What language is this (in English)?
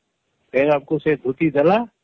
Odia